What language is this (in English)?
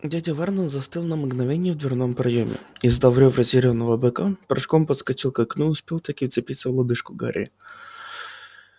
Russian